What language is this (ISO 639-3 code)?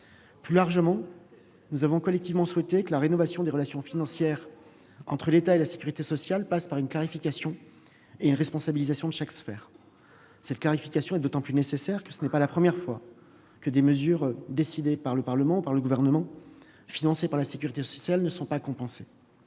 fra